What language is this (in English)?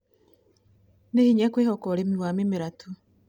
Kikuyu